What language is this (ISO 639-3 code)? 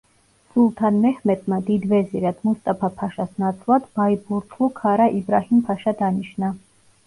kat